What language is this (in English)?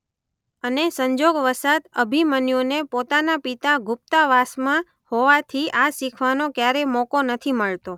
Gujarati